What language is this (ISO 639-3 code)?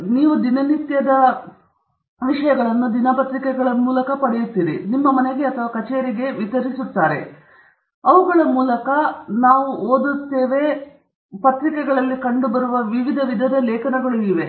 kan